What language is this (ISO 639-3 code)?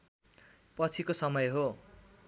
nep